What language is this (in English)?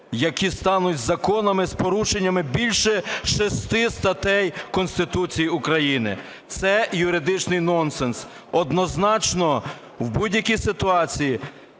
Ukrainian